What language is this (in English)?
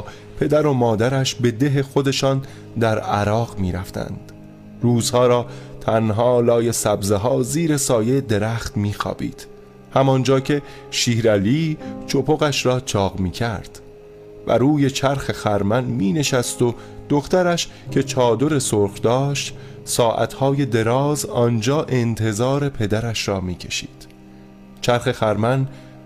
Persian